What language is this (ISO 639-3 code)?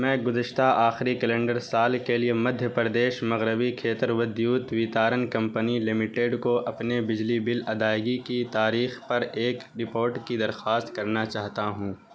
urd